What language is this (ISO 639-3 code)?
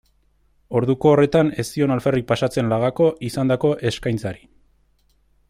eus